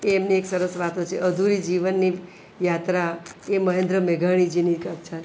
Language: Gujarati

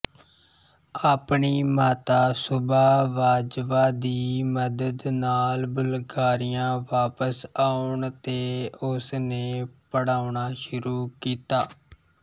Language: Punjabi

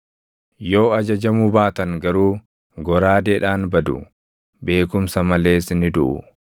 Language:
Oromo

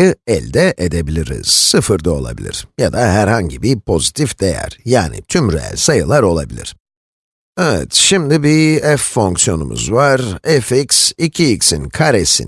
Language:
Turkish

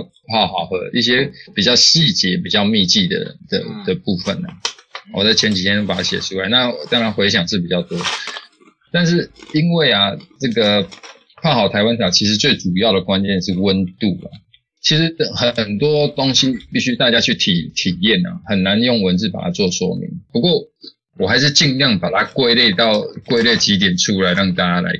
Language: Chinese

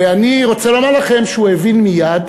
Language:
Hebrew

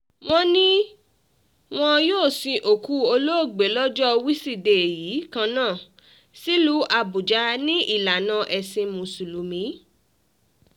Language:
Yoruba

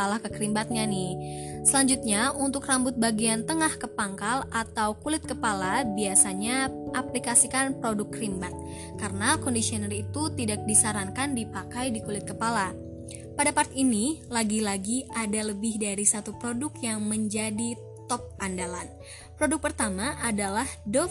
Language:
Indonesian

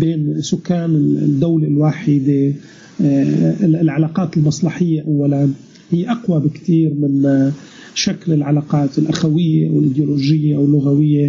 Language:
Arabic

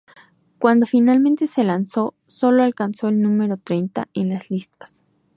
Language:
Spanish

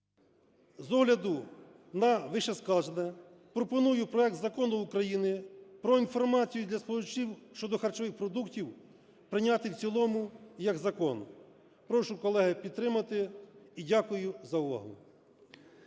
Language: Ukrainian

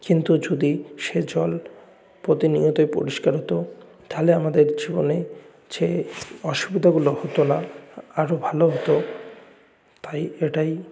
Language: Bangla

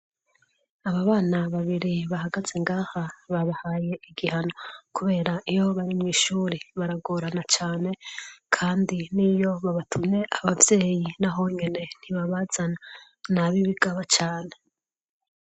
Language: Rundi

